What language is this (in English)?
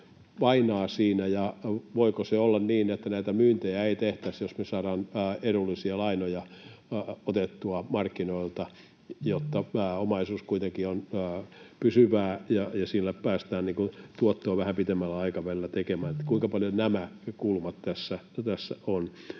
Finnish